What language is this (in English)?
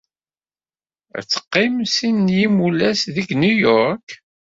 Kabyle